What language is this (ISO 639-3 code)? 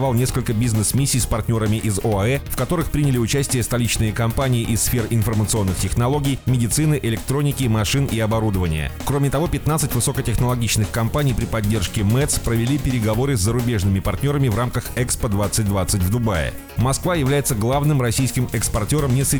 rus